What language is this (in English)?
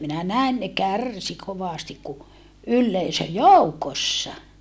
Finnish